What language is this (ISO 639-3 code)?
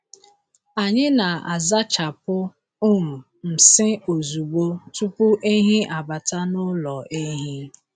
ibo